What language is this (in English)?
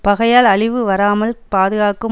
Tamil